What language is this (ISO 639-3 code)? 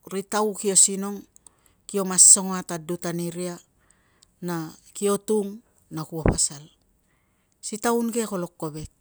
lcm